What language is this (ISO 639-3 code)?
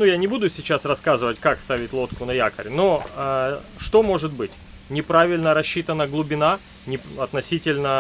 rus